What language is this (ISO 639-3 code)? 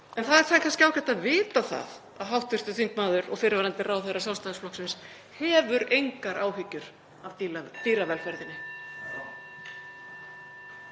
isl